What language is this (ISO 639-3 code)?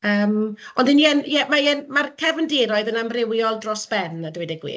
cym